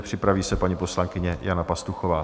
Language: Czech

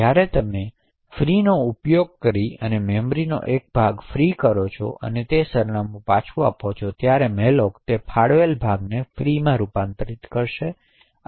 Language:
Gujarati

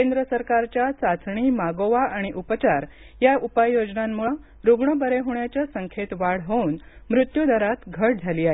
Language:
Marathi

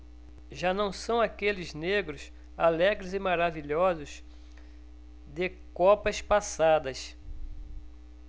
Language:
Portuguese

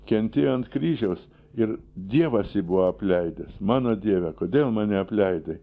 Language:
Lithuanian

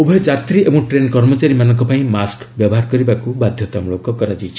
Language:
Odia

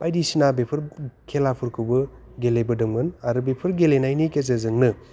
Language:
Bodo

